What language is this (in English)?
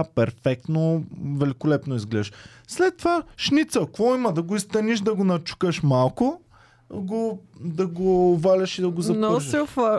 Bulgarian